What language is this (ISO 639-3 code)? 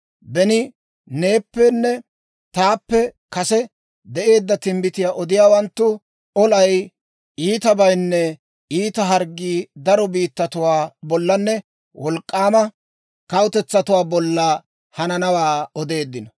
dwr